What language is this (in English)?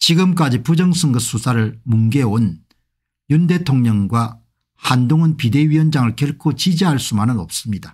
Korean